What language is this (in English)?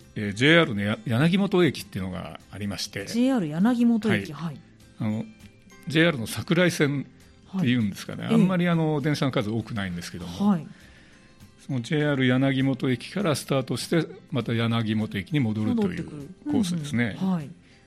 Japanese